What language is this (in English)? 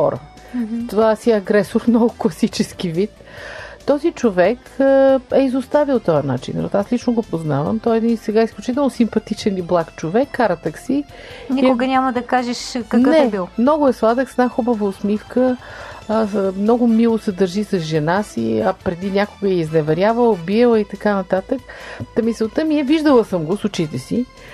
Bulgarian